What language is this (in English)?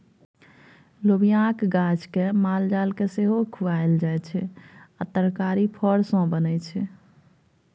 Maithili